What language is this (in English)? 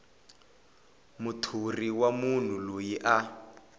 Tsonga